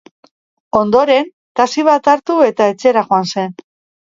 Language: Basque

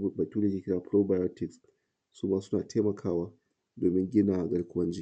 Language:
Hausa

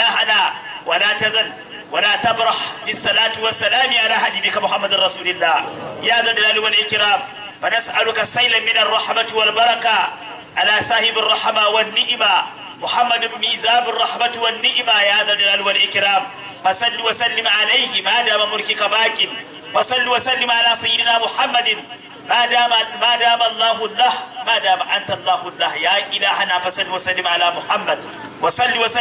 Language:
Arabic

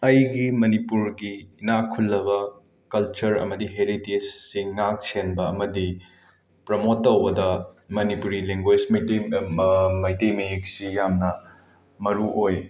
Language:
Manipuri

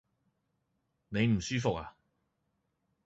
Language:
Cantonese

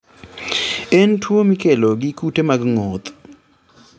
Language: Luo (Kenya and Tanzania)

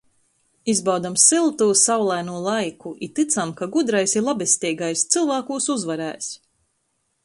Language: Latgalian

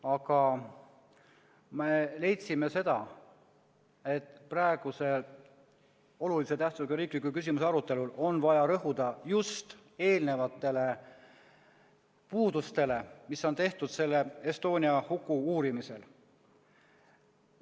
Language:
Estonian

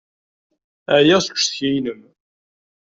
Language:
Kabyle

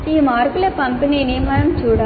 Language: Telugu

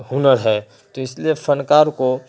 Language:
Urdu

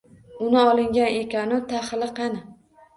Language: Uzbek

